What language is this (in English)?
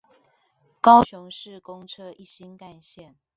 Chinese